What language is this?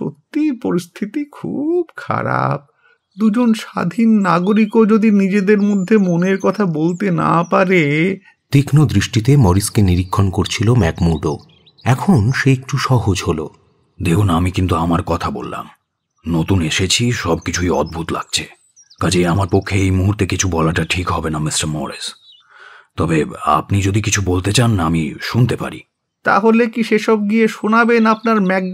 Hindi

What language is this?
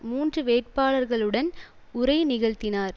Tamil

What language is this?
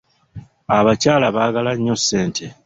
Ganda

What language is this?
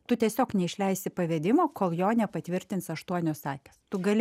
Lithuanian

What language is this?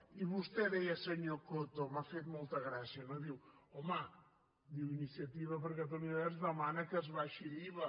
Catalan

